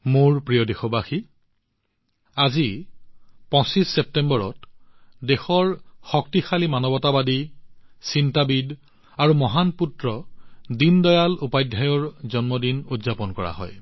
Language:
Assamese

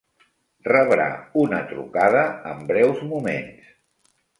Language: Catalan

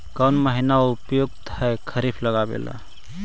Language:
Magahi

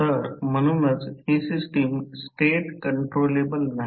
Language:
Marathi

